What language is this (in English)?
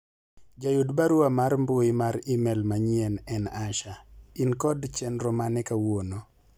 Luo (Kenya and Tanzania)